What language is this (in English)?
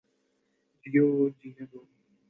Urdu